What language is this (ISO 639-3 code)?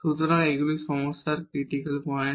ben